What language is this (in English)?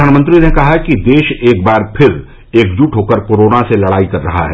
Hindi